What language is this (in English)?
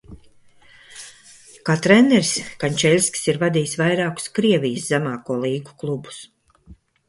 Latvian